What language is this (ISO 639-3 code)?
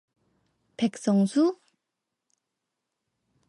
kor